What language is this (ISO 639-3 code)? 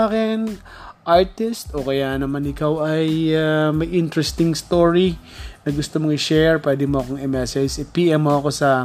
fil